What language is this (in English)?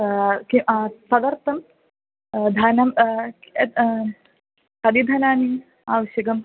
Sanskrit